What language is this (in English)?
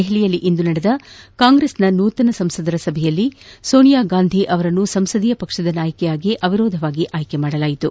Kannada